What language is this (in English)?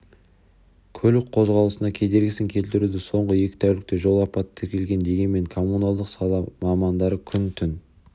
Kazakh